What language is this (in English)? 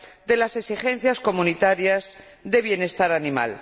Spanish